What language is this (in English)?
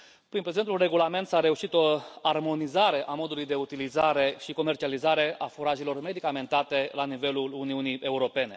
Romanian